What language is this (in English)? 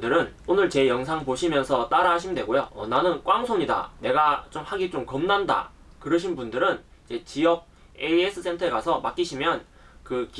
Korean